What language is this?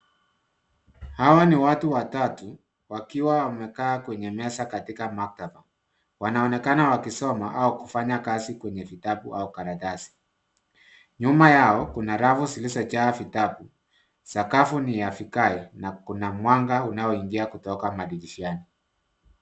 Swahili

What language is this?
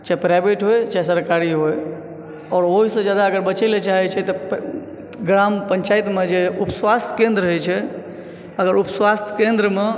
Maithili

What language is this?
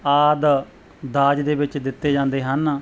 Punjabi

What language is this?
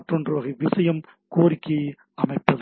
Tamil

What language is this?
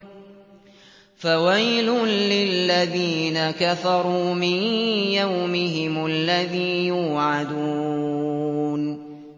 Arabic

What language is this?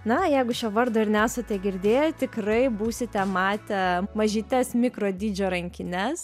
Lithuanian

